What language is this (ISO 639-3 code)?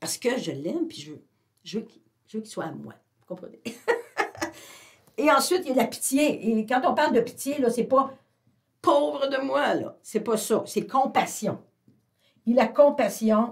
fra